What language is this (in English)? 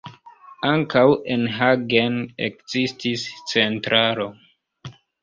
Esperanto